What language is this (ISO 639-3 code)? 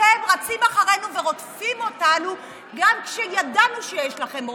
heb